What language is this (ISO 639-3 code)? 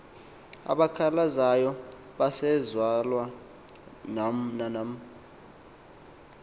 xho